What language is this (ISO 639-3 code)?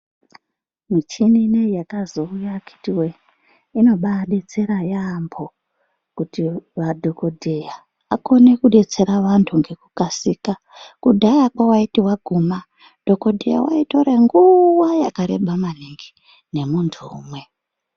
ndc